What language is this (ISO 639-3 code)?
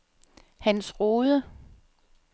dan